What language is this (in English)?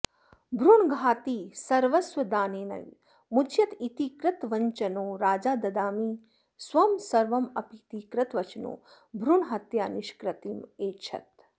Sanskrit